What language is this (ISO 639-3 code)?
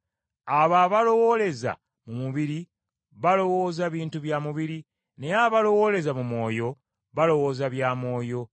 lug